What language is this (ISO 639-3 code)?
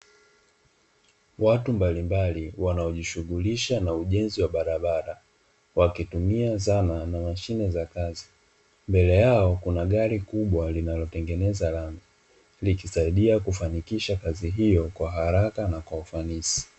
swa